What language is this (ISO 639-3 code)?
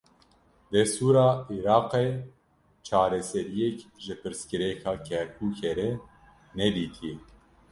kur